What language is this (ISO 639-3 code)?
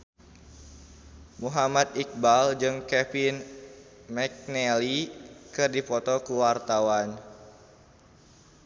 sun